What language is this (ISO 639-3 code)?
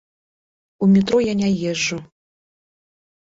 bel